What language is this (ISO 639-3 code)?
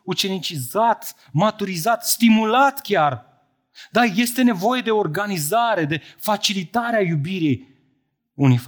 ron